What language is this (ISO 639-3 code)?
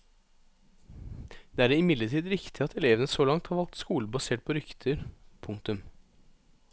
nor